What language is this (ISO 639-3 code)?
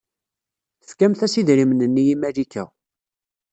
kab